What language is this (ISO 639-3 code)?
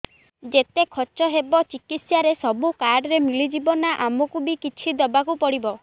ori